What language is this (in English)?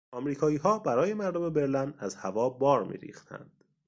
Persian